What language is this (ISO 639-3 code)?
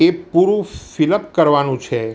guj